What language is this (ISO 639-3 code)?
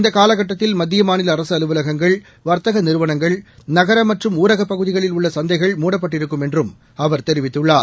tam